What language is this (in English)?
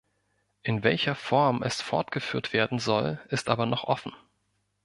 German